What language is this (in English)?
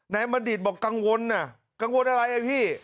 Thai